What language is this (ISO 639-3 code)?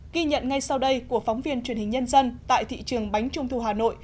vie